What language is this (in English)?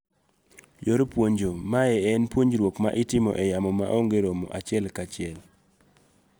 Luo (Kenya and Tanzania)